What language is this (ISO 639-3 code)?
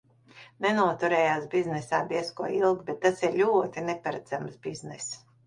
lav